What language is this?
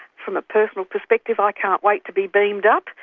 English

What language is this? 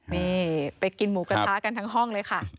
Thai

